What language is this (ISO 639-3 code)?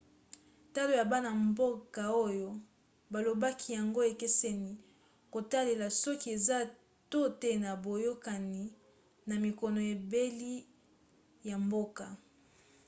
lin